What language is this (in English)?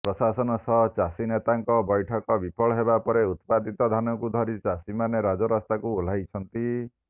Odia